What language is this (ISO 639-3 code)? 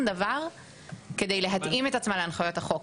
heb